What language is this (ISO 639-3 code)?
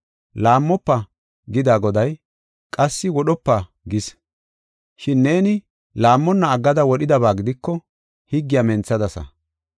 gof